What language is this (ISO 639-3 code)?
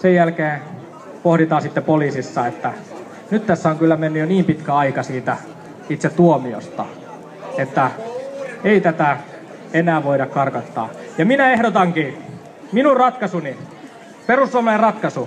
fin